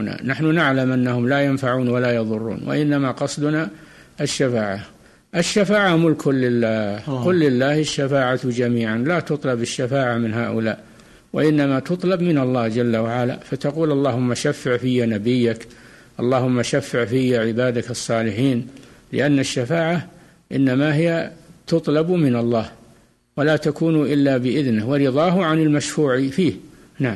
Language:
Arabic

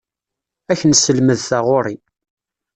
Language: Kabyle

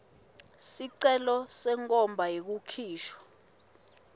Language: Swati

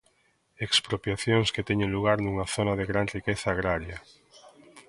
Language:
Galician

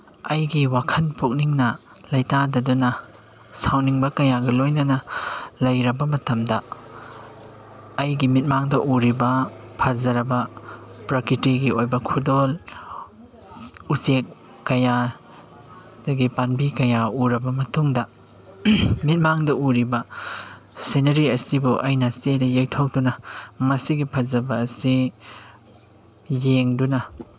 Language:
Manipuri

